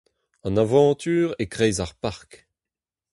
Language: Breton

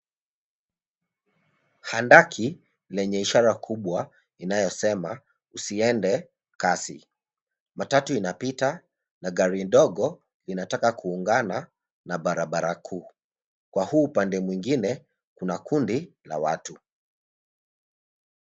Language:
Swahili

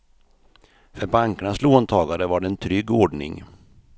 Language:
Swedish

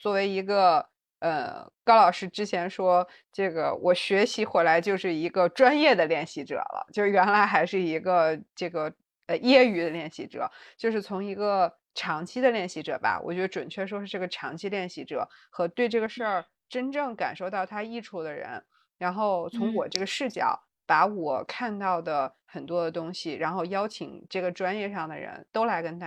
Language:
Chinese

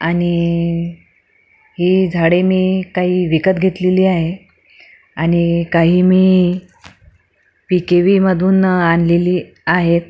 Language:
Marathi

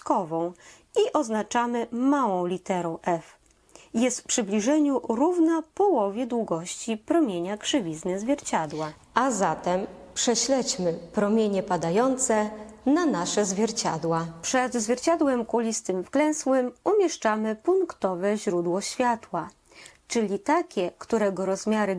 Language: Polish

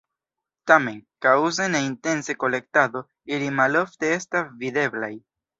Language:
Esperanto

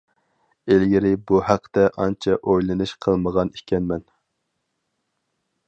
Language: Uyghur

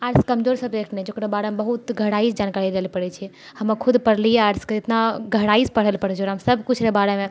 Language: Maithili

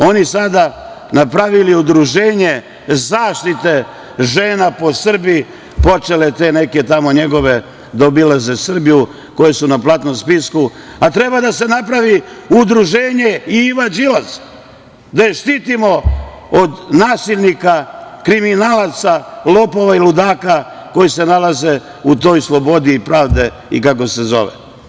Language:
Serbian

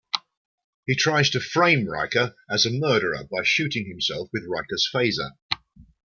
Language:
English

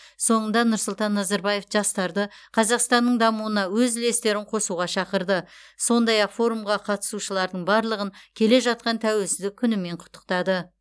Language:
Kazakh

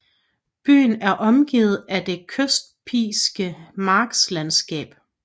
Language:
Danish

